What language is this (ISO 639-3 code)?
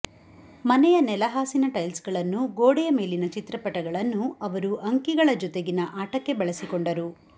kan